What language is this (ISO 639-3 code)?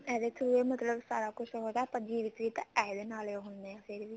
pan